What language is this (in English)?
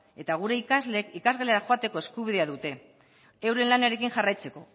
Basque